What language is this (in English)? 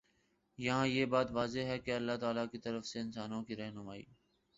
Urdu